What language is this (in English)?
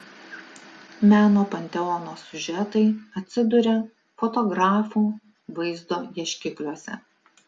Lithuanian